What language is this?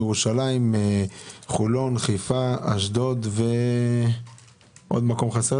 Hebrew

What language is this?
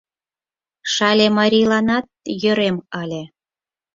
Mari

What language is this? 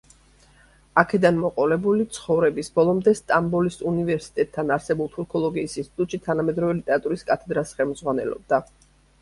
Georgian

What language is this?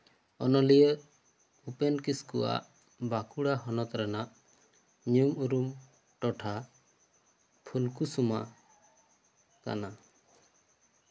Santali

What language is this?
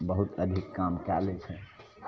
Maithili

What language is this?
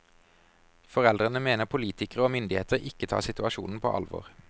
Norwegian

